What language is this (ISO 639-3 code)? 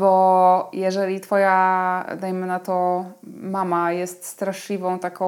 pol